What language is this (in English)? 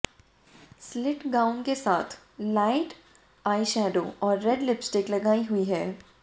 Hindi